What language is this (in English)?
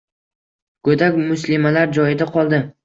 Uzbek